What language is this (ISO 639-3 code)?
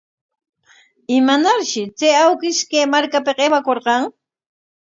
qwa